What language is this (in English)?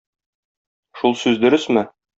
Tatar